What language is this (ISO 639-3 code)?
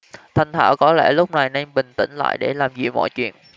vie